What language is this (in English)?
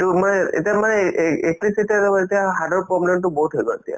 Assamese